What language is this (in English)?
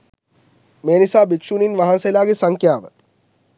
Sinhala